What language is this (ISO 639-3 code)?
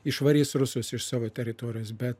lit